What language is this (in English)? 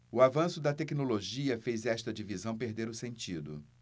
Portuguese